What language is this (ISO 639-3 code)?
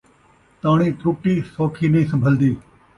skr